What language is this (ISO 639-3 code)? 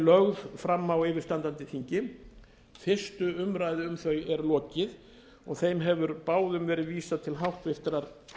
isl